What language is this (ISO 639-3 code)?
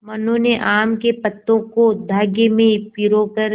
hin